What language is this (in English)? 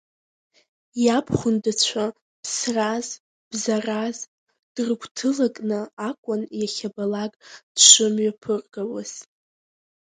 Abkhazian